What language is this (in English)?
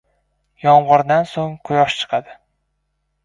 Uzbek